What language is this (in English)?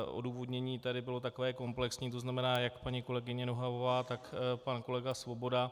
Czech